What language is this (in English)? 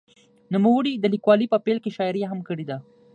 Pashto